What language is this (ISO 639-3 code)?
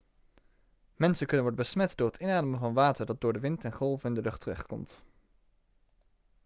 nld